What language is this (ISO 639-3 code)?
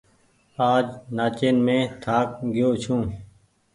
gig